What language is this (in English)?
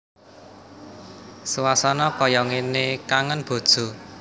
Javanese